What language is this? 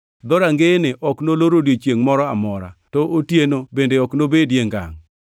Luo (Kenya and Tanzania)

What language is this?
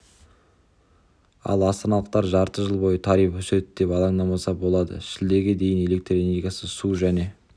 Kazakh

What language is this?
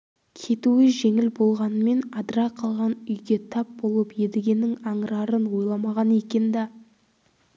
Kazakh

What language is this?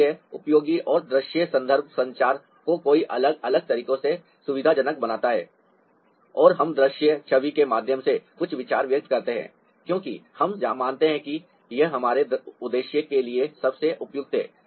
Hindi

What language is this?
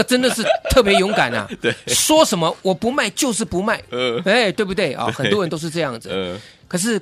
Chinese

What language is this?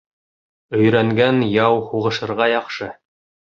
Bashkir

